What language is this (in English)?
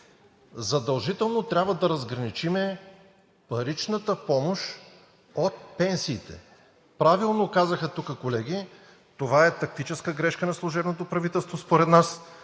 Bulgarian